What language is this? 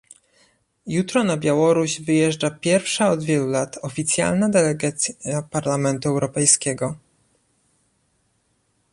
Polish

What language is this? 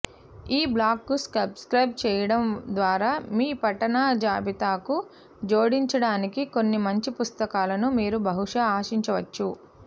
Telugu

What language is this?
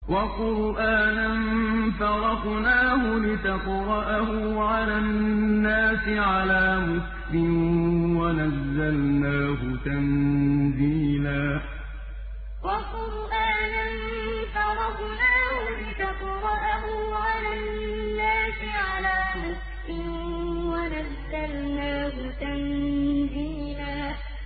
Arabic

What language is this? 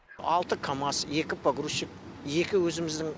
Kazakh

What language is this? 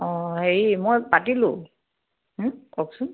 Assamese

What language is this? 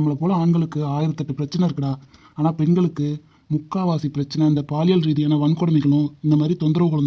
Tamil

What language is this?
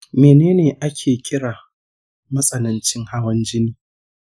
Hausa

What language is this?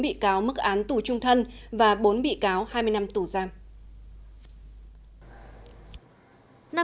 Vietnamese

